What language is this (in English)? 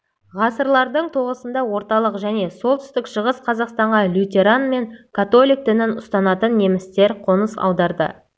Kazakh